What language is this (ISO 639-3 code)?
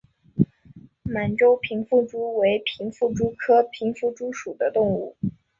zho